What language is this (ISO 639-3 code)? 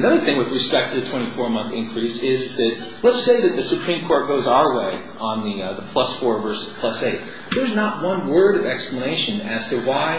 eng